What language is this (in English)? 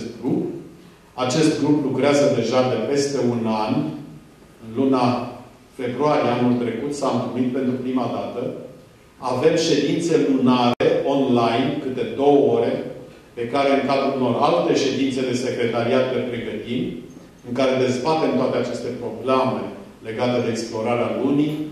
Romanian